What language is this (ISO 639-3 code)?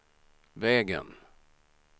swe